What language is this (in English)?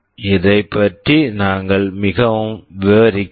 Tamil